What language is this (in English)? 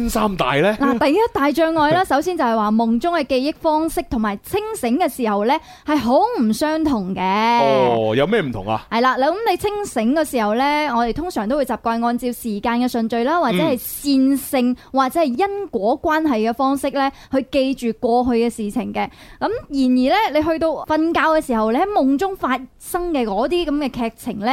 Chinese